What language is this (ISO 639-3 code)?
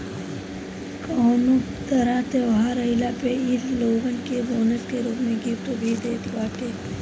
bho